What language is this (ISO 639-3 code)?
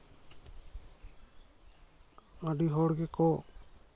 sat